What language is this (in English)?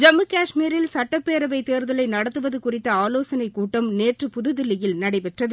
Tamil